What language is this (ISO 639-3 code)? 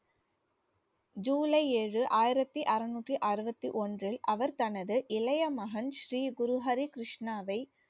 tam